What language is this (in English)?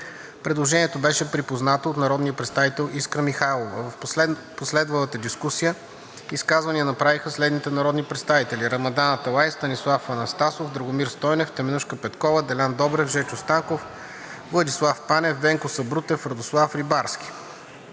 Bulgarian